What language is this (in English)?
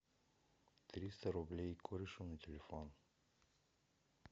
Russian